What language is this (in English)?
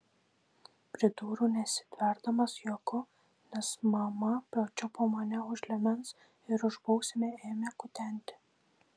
Lithuanian